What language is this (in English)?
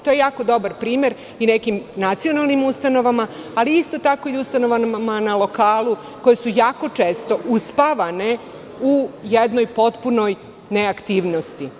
Serbian